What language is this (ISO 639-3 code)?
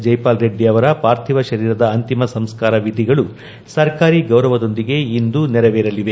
kan